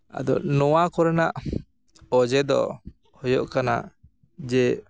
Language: Santali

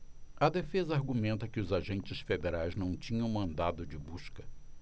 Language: Portuguese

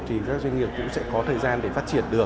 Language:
Vietnamese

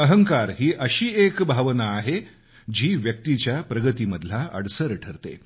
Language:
Marathi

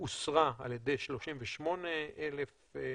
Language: Hebrew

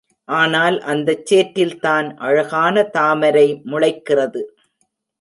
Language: Tamil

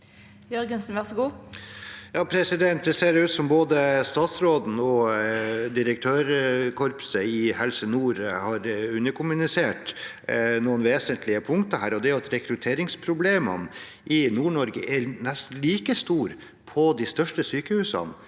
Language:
Norwegian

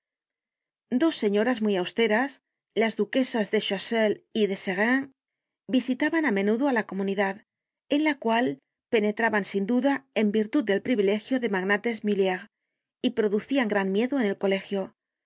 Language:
Spanish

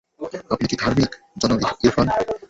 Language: Bangla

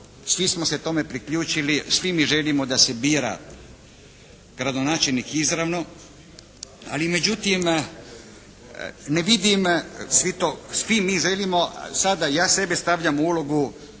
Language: Croatian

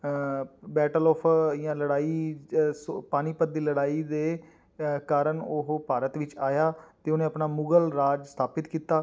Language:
Punjabi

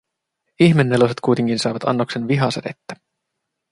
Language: Finnish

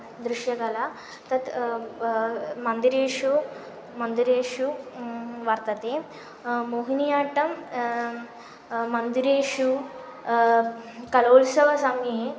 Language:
Sanskrit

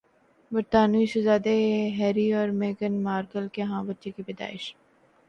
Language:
Urdu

